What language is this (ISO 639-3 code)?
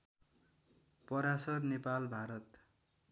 nep